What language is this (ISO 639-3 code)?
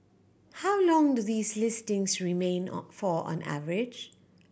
eng